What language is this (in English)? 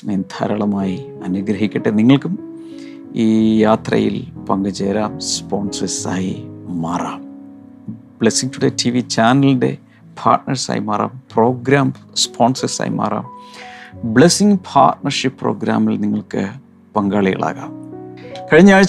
Malayalam